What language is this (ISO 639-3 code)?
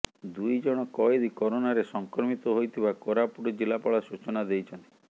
ori